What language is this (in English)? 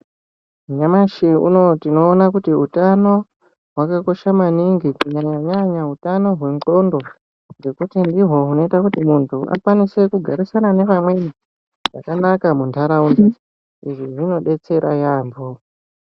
Ndau